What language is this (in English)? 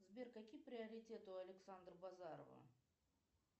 Russian